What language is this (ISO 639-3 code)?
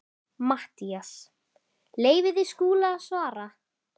isl